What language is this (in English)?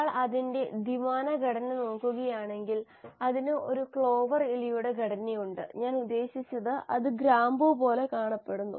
Malayalam